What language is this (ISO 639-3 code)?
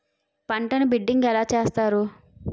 tel